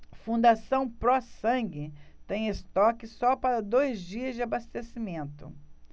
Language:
Portuguese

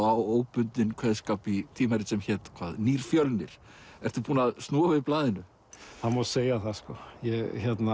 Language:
Icelandic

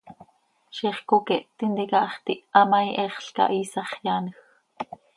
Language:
Seri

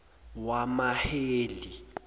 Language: Zulu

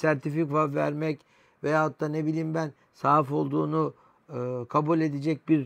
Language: Turkish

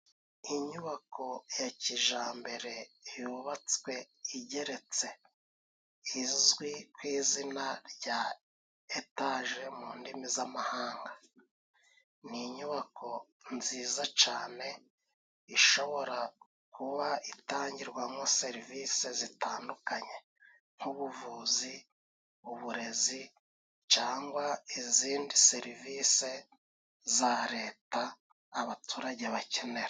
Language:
Kinyarwanda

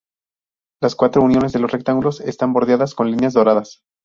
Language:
Spanish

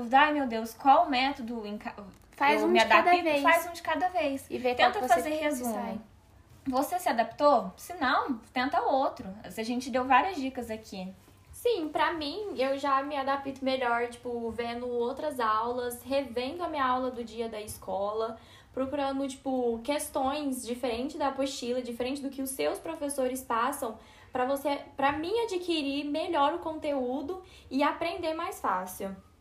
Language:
Portuguese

